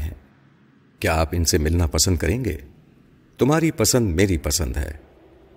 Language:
Urdu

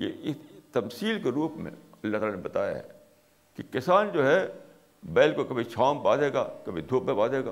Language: Urdu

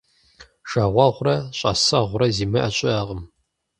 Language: Kabardian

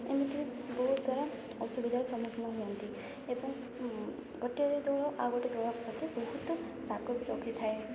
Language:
Odia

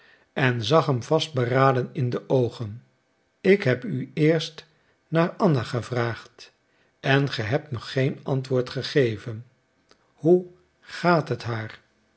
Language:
Dutch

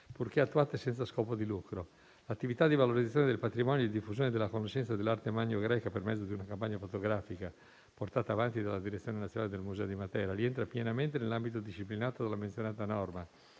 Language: Italian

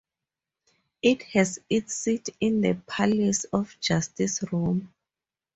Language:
English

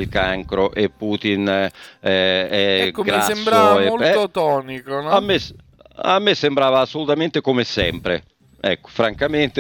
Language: Italian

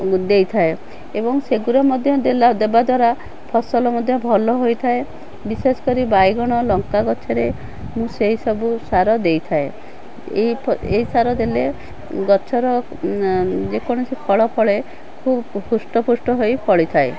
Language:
Odia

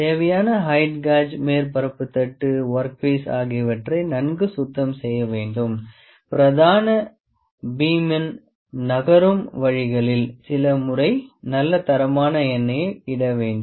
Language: Tamil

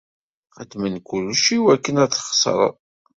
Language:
Kabyle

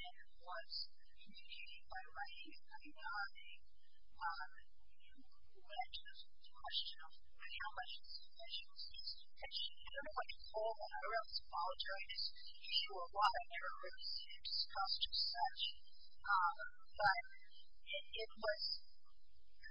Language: English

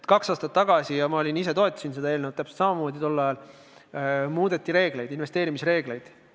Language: Estonian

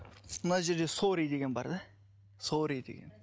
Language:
Kazakh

